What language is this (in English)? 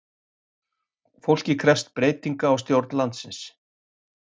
Icelandic